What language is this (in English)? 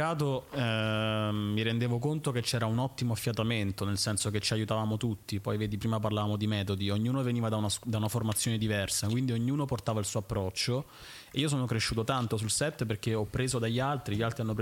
Italian